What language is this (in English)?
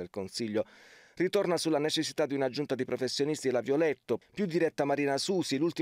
Italian